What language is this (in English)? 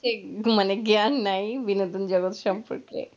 Bangla